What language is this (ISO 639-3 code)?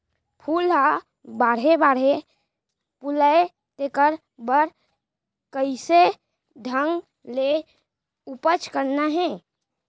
hne